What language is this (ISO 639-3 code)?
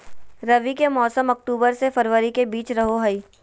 mag